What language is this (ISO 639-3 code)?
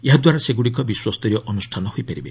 ori